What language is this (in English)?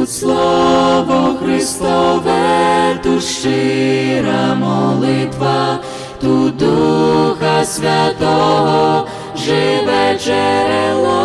Ukrainian